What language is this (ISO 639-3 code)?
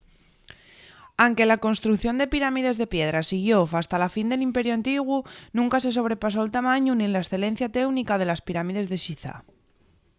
ast